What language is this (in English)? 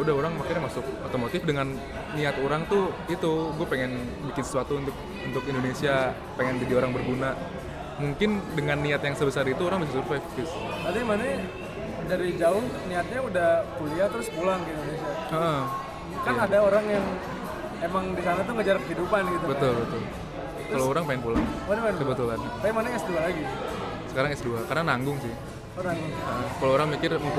Indonesian